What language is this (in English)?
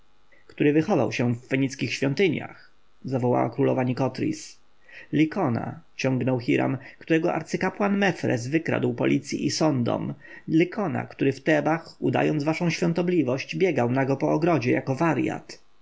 Polish